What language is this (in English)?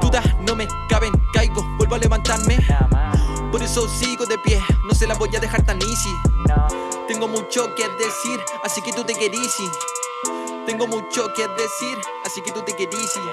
Portuguese